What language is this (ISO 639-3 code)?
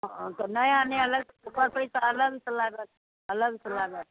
mai